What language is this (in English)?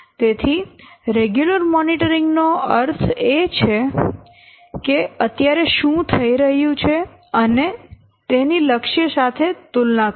Gujarati